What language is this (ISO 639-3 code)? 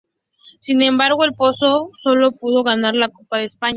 spa